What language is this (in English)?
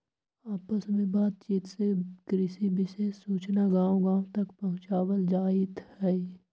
Magahi